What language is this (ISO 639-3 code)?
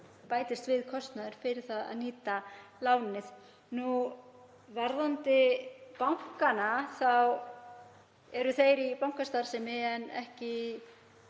isl